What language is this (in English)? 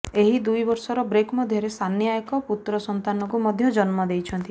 Odia